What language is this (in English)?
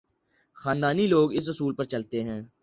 Urdu